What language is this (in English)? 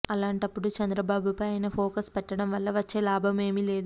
Telugu